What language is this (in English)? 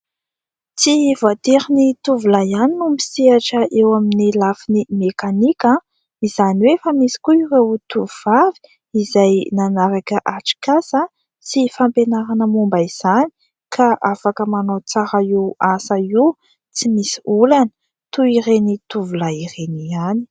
Malagasy